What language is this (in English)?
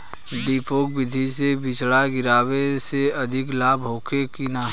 Bhojpuri